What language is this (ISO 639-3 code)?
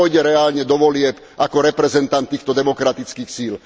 slk